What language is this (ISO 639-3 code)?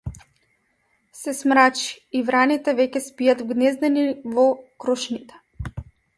mkd